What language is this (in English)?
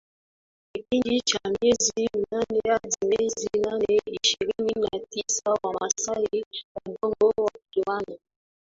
Swahili